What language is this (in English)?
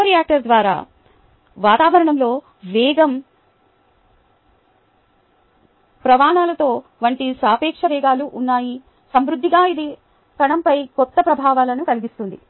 Telugu